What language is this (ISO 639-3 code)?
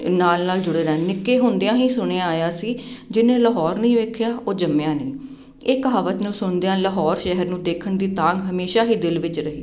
pan